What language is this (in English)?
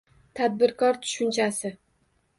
Uzbek